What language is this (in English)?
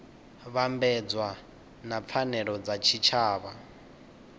Venda